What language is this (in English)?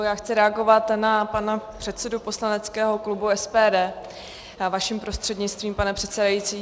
Czech